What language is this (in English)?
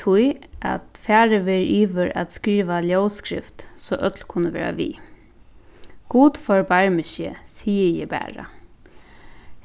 Faroese